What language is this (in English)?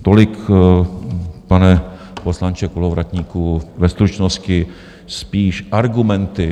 Czech